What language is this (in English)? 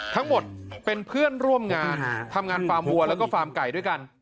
Thai